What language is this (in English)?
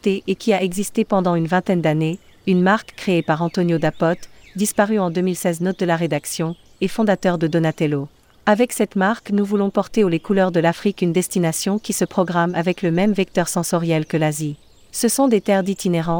French